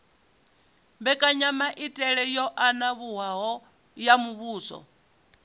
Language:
Venda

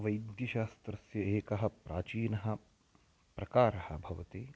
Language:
Sanskrit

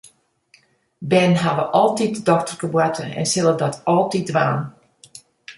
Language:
Western Frisian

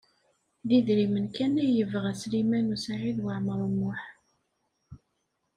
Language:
Kabyle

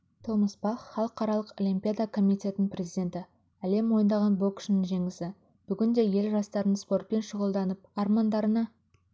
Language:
Kazakh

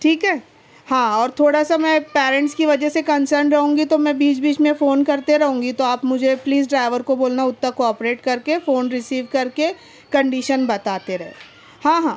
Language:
Urdu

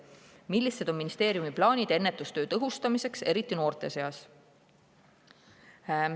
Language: Estonian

